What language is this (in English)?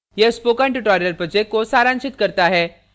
Hindi